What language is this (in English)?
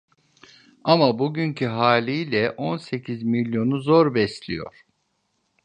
Turkish